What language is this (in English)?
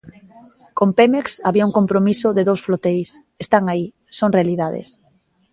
Galician